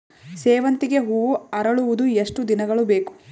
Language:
Kannada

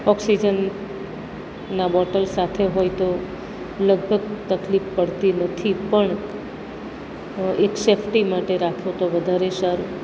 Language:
Gujarati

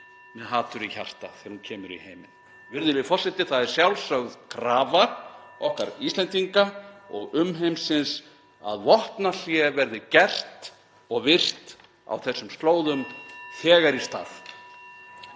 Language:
Icelandic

